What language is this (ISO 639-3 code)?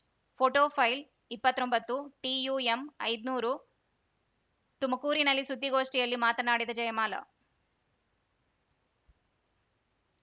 kan